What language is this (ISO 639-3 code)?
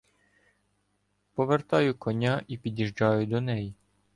ukr